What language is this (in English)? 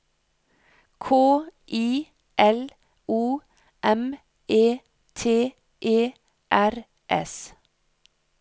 Norwegian